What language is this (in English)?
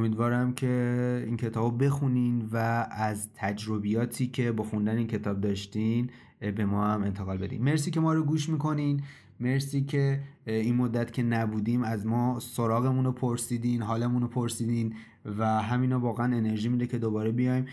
Persian